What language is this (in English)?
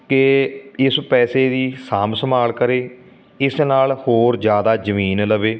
Punjabi